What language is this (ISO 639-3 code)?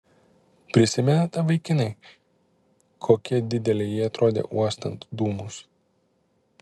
lit